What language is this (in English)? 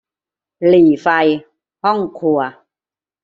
Thai